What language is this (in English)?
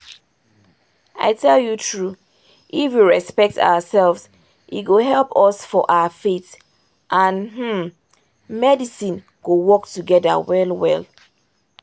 Nigerian Pidgin